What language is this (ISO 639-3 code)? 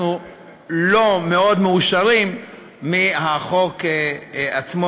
heb